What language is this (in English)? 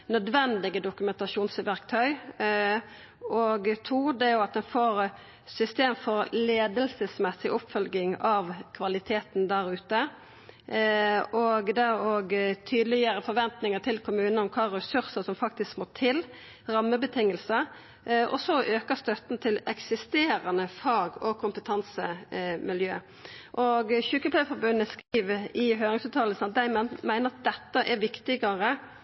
Norwegian Nynorsk